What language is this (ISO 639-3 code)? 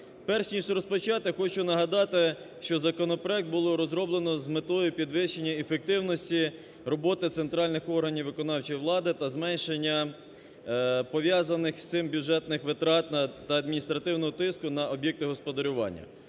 ukr